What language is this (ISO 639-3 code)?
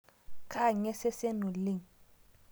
mas